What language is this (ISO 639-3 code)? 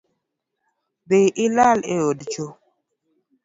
luo